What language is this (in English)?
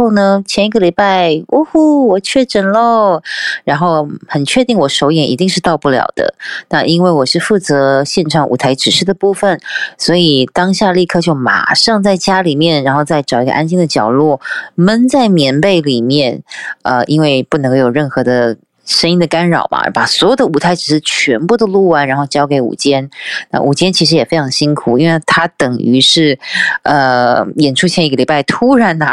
Chinese